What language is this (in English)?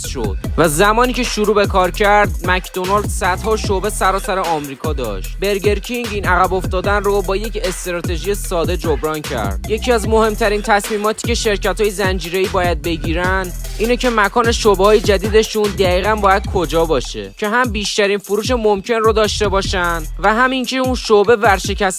Persian